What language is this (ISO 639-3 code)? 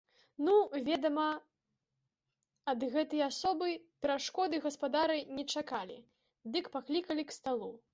bel